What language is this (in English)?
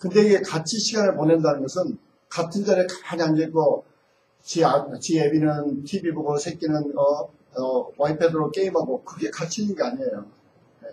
Korean